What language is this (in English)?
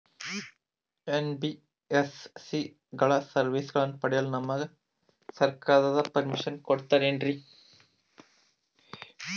Kannada